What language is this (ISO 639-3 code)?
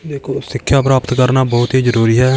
pan